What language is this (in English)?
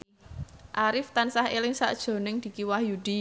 Javanese